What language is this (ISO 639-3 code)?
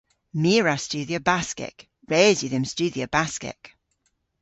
cor